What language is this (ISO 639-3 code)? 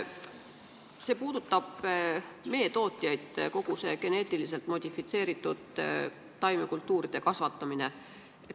est